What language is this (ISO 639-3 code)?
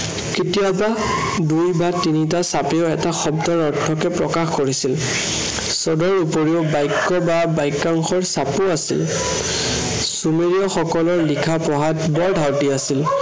asm